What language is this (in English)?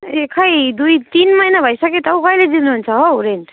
Nepali